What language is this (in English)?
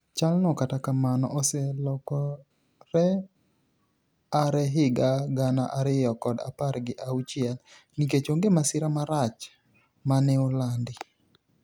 Luo (Kenya and Tanzania)